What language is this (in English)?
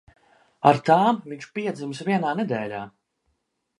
Latvian